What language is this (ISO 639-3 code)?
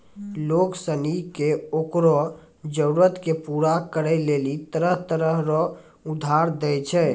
mai